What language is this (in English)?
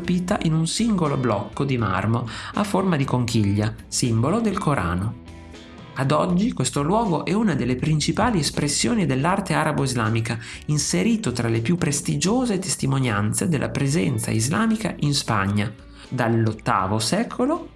Italian